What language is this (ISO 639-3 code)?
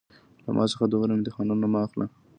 pus